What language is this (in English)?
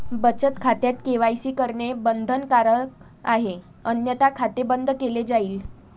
Marathi